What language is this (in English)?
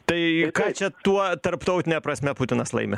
Lithuanian